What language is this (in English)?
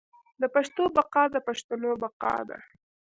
Pashto